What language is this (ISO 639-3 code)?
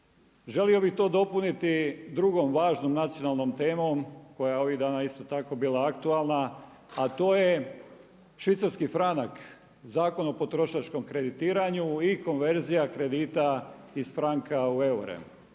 hrv